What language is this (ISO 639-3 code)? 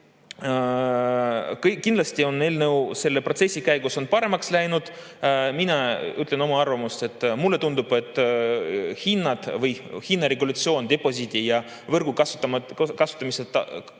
est